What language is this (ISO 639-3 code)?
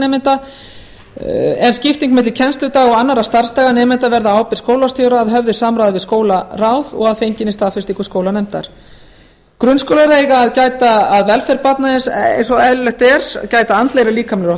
isl